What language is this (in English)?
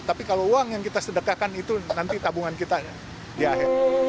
Indonesian